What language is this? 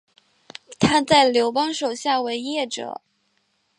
Chinese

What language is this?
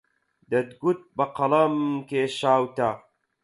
Central Kurdish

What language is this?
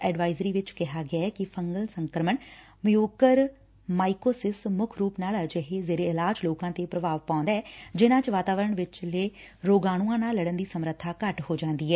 Punjabi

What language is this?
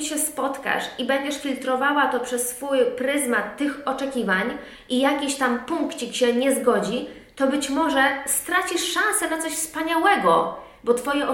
Polish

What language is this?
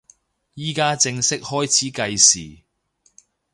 Cantonese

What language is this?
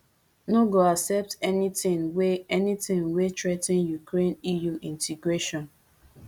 Nigerian Pidgin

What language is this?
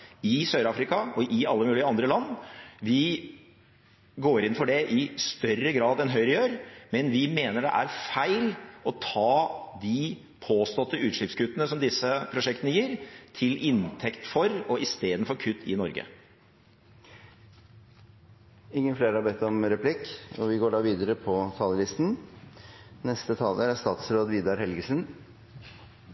Norwegian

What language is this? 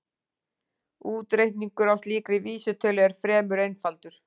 Icelandic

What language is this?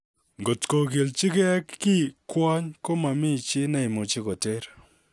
Kalenjin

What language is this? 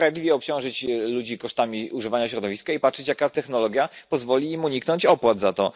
Polish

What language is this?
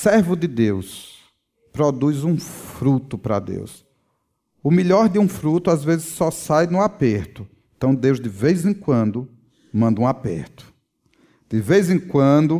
Portuguese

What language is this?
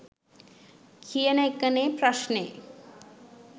Sinhala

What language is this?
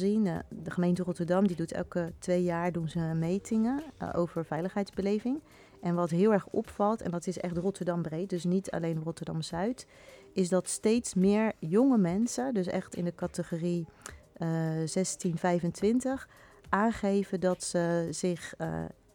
Dutch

